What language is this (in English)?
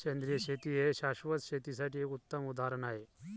Marathi